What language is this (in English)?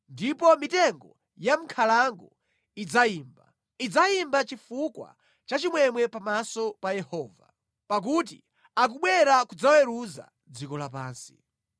Nyanja